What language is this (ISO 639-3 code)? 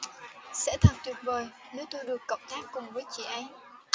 vie